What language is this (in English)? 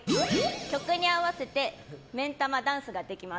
Japanese